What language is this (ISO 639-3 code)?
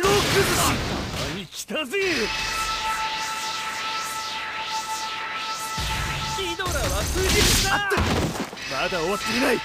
jpn